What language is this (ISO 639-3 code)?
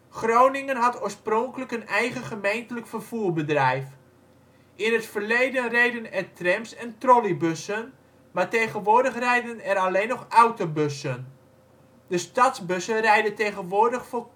nld